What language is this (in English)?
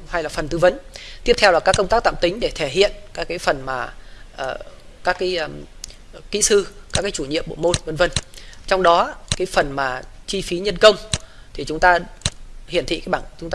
Vietnamese